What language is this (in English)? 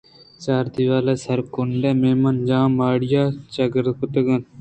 Eastern Balochi